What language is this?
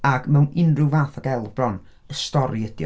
Welsh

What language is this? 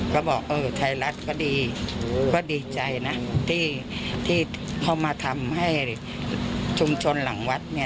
Thai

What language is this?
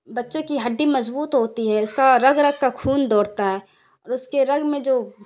Urdu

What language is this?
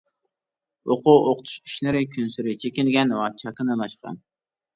Uyghur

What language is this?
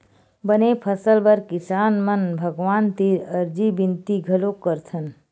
Chhattisgarhi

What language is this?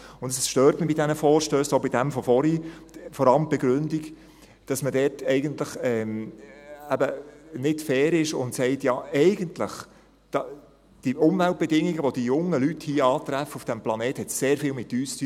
Swiss German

